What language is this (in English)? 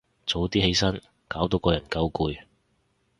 Cantonese